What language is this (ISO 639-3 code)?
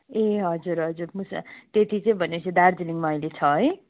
nep